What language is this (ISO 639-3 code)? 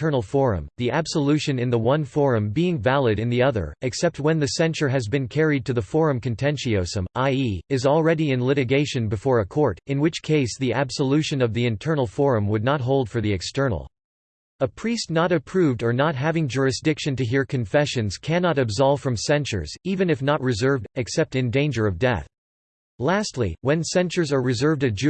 eng